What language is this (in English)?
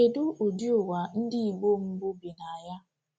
Igbo